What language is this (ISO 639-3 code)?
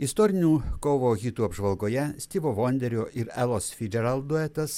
lit